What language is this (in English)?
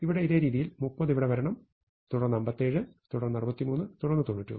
Malayalam